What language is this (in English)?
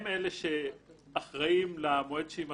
Hebrew